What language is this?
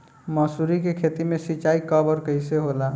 Bhojpuri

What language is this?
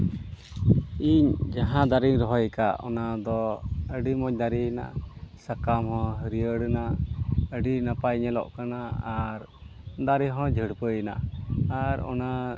Santali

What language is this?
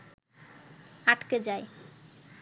Bangla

